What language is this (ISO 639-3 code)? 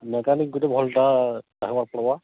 ori